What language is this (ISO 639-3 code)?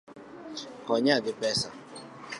luo